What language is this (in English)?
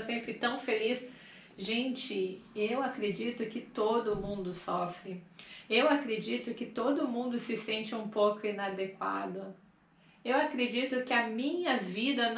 Portuguese